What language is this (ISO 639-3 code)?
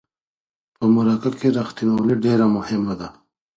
pus